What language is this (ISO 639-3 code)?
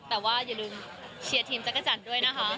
tha